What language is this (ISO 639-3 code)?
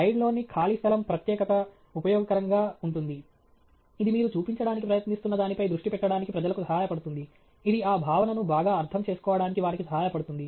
tel